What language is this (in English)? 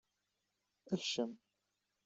Kabyle